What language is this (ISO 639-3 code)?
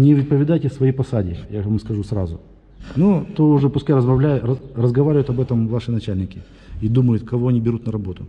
rus